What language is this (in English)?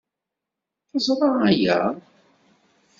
Kabyle